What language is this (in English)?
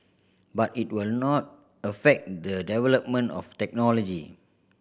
English